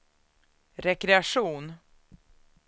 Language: Swedish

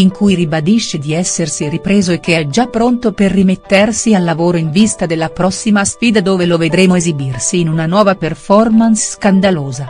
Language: Italian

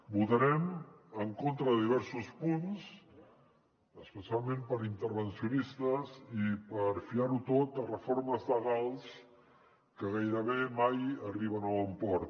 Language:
Catalan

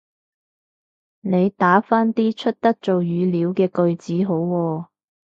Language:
Cantonese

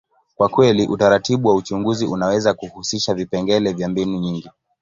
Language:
Swahili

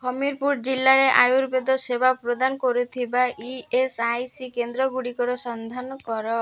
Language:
Odia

